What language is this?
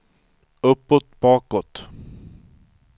Swedish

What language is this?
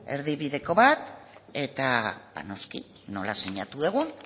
Basque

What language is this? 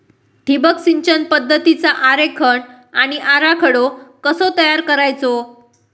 Marathi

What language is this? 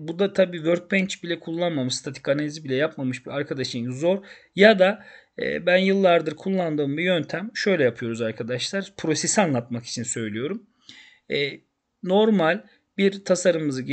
Turkish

